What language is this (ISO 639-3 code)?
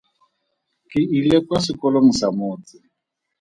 tsn